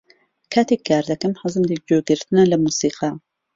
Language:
Central Kurdish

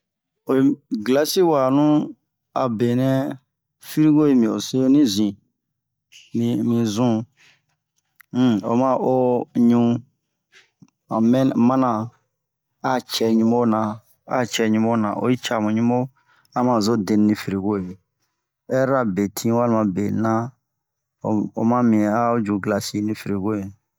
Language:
Bomu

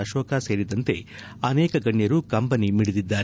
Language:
Kannada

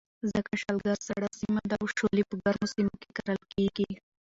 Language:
Pashto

